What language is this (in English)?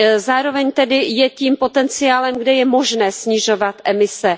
Czech